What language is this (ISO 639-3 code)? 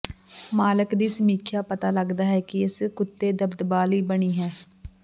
pan